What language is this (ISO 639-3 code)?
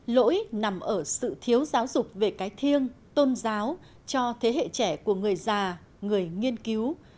vie